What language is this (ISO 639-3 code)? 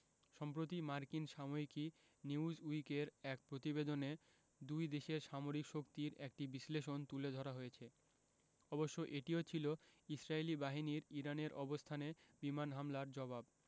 ben